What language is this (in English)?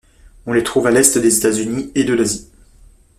French